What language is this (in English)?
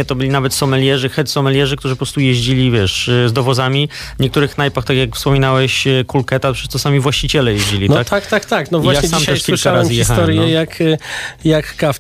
Polish